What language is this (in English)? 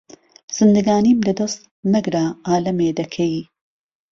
Central Kurdish